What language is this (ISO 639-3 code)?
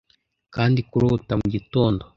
kin